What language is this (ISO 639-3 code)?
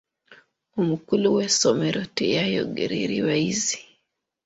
lug